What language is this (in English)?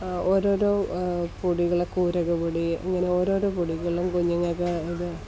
Malayalam